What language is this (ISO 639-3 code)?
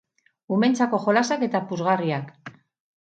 eus